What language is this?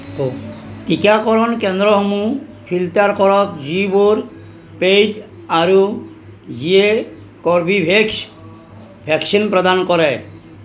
Assamese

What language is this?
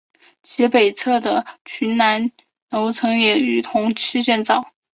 Chinese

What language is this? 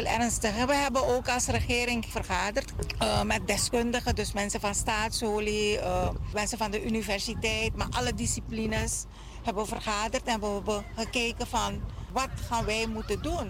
Dutch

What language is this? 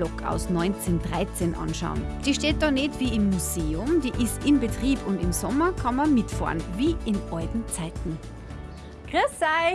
German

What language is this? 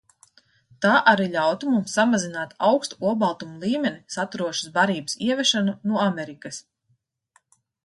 Latvian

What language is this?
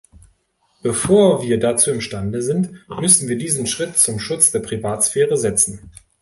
German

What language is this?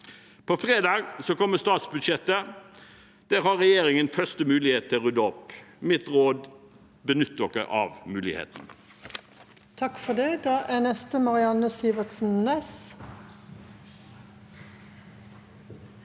Norwegian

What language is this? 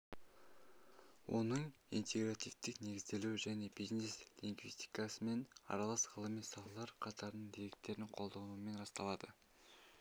Kazakh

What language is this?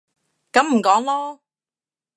Cantonese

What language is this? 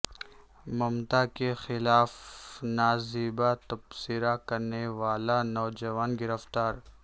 Urdu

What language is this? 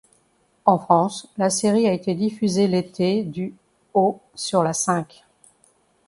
French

